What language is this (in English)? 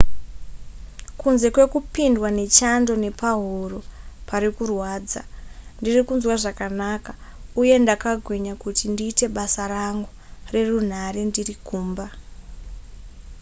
Shona